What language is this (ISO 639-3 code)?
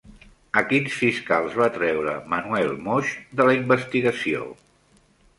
cat